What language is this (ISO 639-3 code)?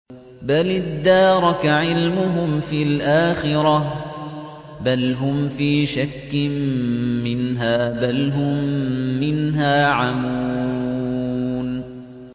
ara